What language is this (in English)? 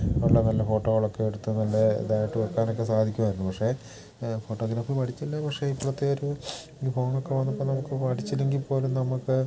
Malayalam